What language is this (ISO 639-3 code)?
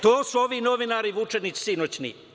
srp